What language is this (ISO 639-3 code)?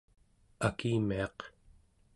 esu